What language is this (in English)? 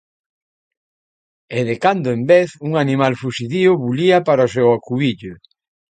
Galician